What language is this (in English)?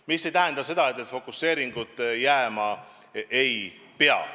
Estonian